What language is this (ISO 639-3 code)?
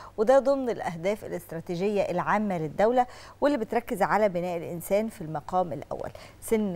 ara